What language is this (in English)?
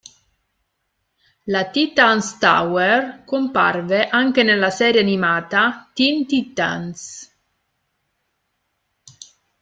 Italian